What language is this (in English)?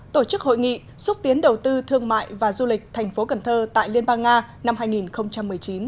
Vietnamese